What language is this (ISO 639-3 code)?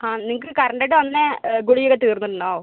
mal